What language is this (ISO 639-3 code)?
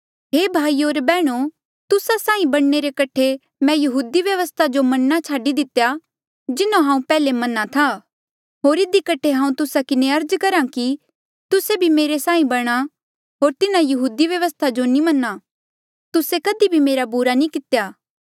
mjl